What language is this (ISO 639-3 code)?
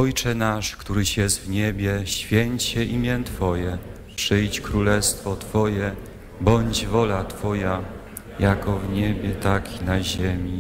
pol